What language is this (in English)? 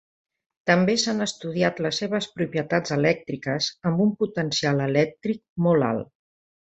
Catalan